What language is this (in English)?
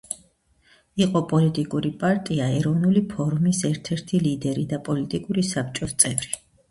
Georgian